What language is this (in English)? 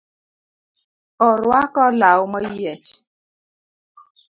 Luo (Kenya and Tanzania)